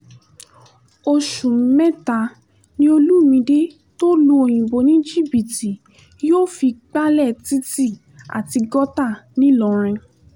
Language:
Yoruba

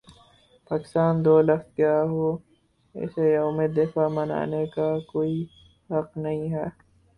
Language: Urdu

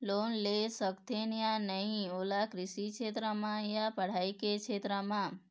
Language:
Chhattisgarhi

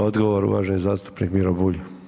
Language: Croatian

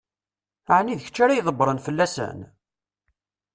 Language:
Kabyle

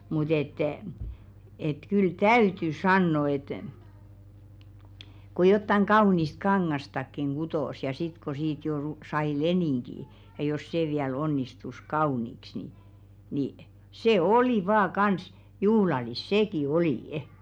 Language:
Finnish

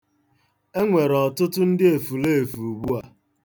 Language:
Igbo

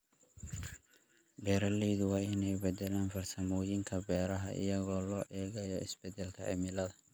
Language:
Somali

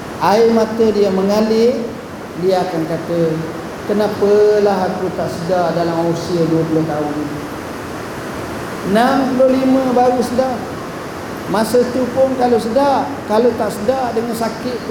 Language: Malay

